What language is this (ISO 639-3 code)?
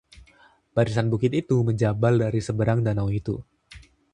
ind